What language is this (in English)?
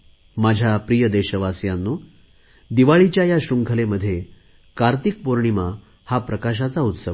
Marathi